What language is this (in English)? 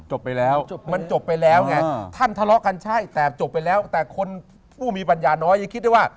Thai